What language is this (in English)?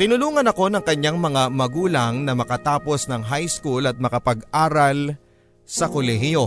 Filipino